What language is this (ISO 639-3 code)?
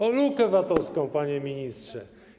pol